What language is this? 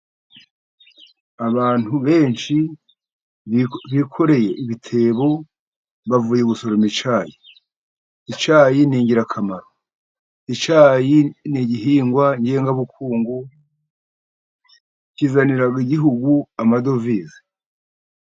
Kinyarwanda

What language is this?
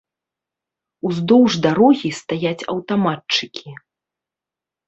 Belarusian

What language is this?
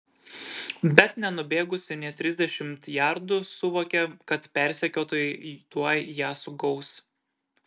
Lithuanian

